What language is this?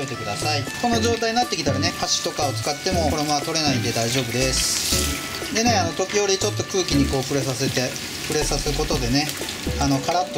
Japanese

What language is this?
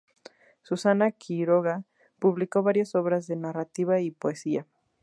Spanish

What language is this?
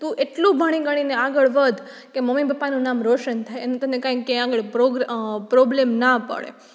Gujarati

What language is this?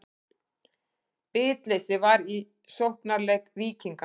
Icelandic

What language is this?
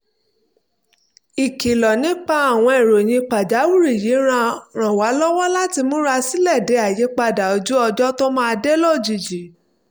Yoruba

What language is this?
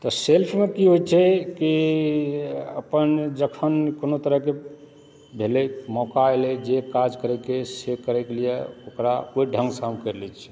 Maithili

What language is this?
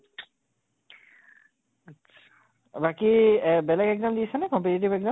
Assamese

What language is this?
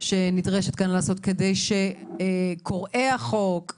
Hebrew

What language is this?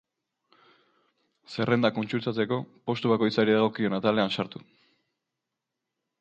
Basque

